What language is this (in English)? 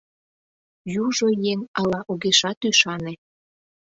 Mari